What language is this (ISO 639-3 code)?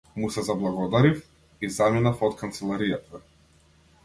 mkd